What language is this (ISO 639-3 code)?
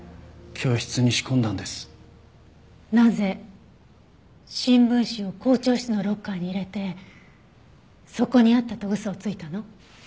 jpn